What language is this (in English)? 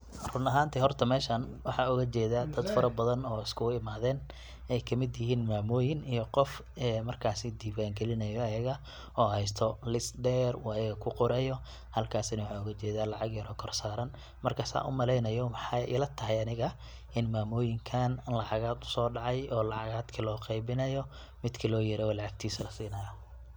Somali